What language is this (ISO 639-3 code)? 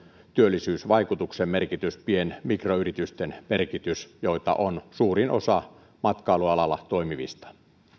fin